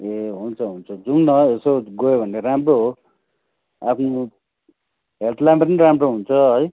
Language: Nepali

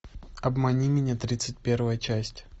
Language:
Russian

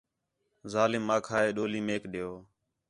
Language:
Khetrani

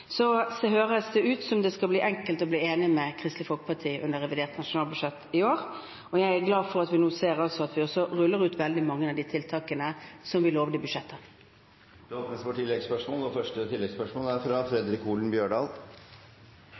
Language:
Norwegian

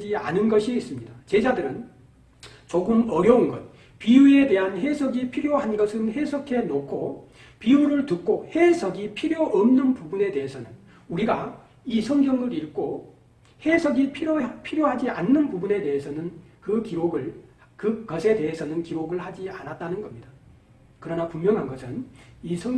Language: Korean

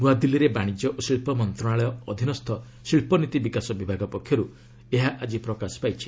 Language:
Odia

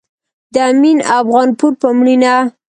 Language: Pashto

